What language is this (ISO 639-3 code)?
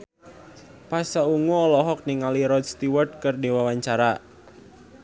sun